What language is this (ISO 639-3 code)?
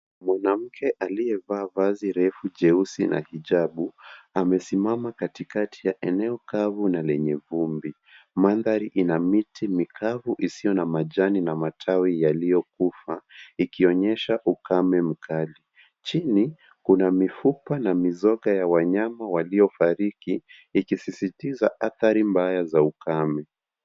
swa